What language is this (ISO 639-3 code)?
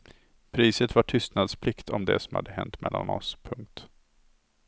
swe